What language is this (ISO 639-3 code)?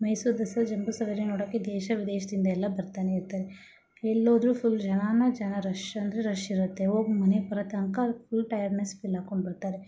kan